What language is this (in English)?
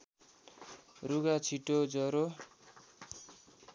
Nepali